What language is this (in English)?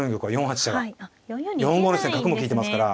Japanese